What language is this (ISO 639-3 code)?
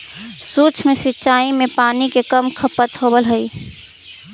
mag